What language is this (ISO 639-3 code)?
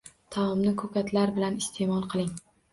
uzb